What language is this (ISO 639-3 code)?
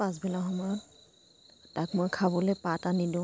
asm